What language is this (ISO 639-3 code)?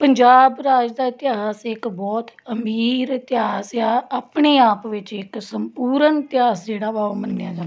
pan